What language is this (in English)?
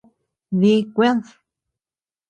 Tepeuxila Cuicatec